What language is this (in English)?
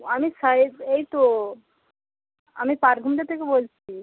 Bangla